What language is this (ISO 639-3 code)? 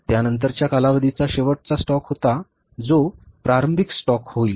mar